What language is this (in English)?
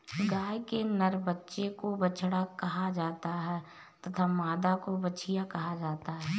Hindi